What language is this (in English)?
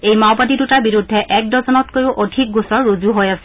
Assamese